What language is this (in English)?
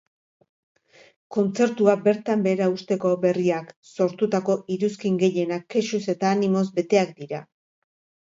Basque